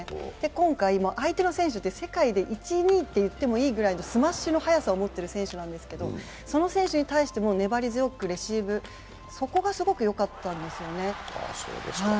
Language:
Japanese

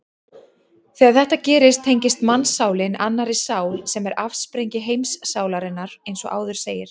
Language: Icelandic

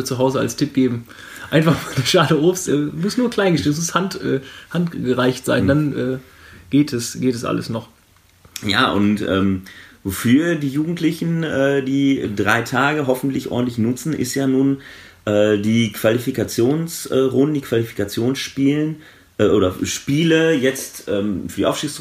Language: German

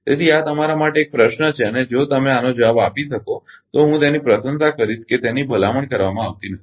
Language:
Gujarati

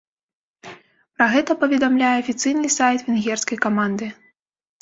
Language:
Belarusian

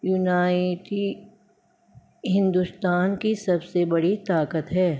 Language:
Urdu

